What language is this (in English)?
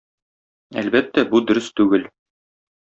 Tatar